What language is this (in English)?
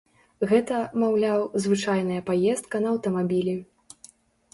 Belarusian